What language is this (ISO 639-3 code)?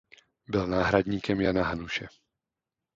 ces